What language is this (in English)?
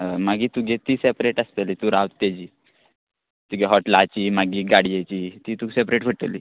Konkani